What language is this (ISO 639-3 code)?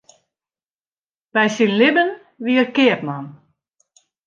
fry